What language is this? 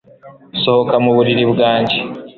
Kinyarwanda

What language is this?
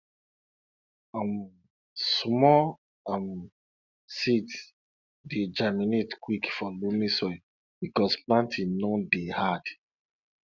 Nigerian Pidgin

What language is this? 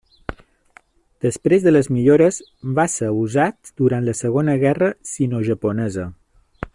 Catalan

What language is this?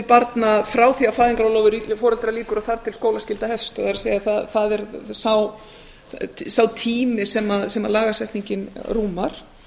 Icelandic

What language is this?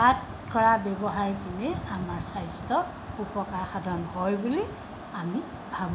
Assamese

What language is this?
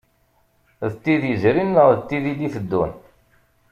Kabyle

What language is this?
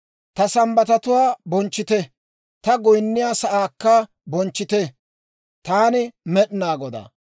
Dawro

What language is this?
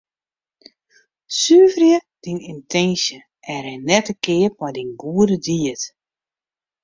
Western Frisian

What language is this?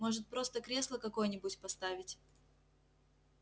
Russian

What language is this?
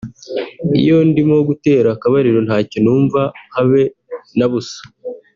Kinyarwanda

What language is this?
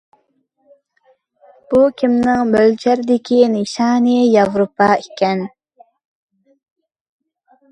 Uyghur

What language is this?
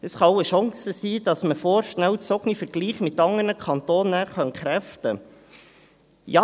Swiss German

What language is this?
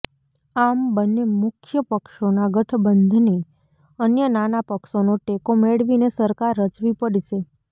Gujarati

